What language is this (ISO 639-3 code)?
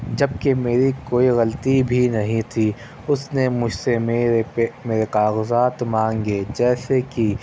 urd